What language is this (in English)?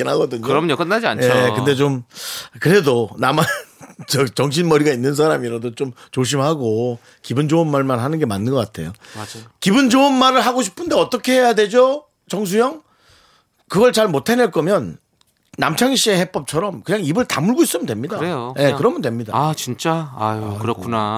Korean